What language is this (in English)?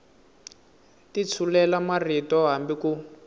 Tsonga